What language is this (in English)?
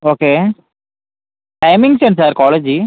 Telugu